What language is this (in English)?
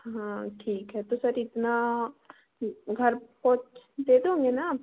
Hindi